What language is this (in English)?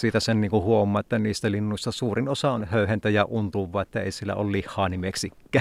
Finnish